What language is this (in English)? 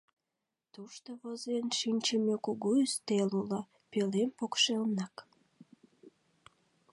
Mari